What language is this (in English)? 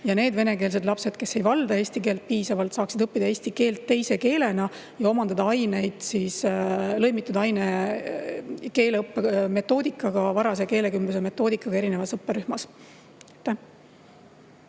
Estonian